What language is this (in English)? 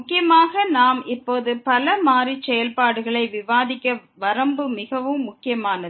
Tamil